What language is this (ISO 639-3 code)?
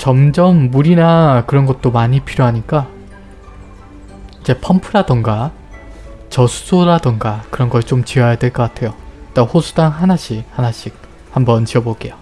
kor